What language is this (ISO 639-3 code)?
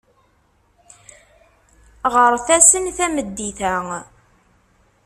kab